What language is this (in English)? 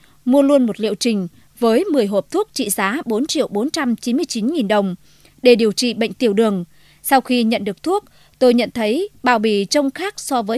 Vietnamese